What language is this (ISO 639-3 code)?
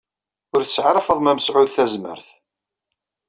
kab